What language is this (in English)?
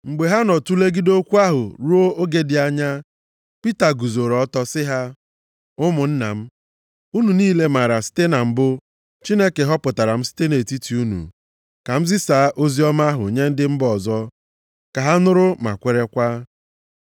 Igbo